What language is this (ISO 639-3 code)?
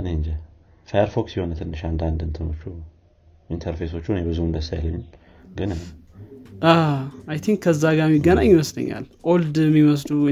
amh